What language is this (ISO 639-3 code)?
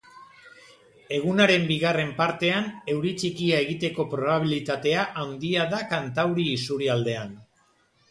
eus